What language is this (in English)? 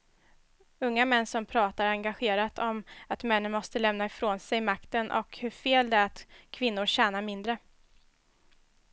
Swedish